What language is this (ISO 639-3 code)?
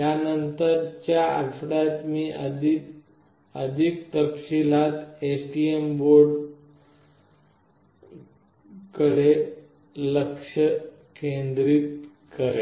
mar